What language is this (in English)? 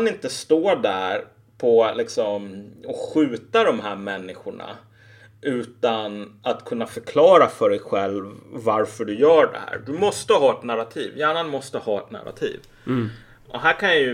Swedish